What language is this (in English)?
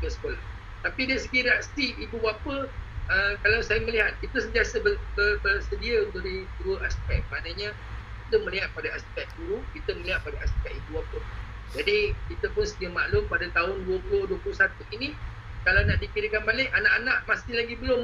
Malay